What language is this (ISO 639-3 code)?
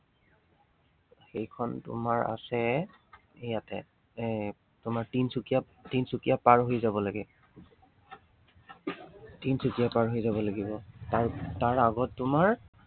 asm